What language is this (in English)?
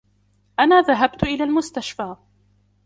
Arabic